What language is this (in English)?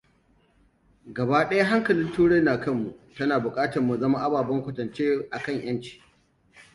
Hausa